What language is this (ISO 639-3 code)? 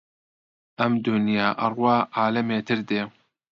ckb